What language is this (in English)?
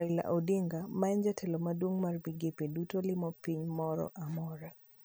Luo (Kenya and Tanzania)